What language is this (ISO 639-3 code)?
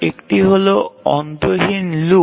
ben